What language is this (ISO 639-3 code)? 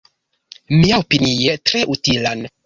epo